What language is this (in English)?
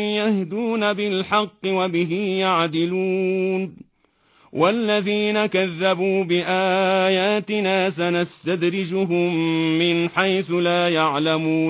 Arabic